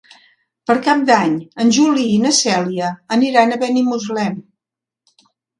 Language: Catalan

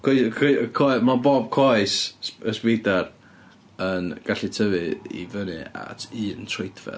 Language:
Welsh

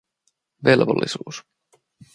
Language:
Finnish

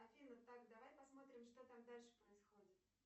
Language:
Russian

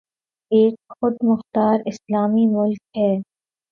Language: Urdu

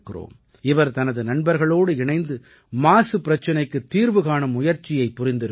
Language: Tamil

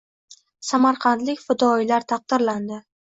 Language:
Uzbek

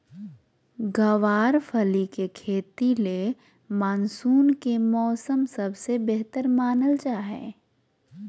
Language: Magahi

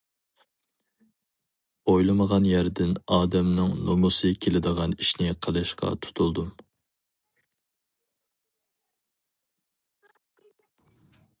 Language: Uyghur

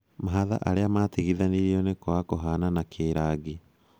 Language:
Kikuyu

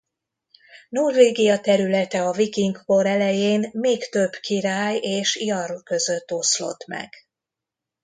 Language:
Hungarian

